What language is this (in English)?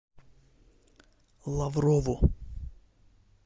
Russian